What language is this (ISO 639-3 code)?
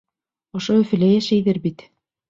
bak